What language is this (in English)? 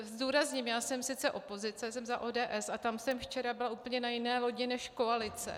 Czech